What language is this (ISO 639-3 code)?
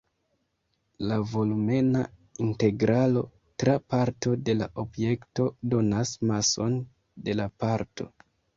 epo